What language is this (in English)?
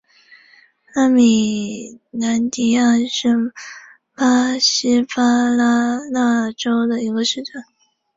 Chinese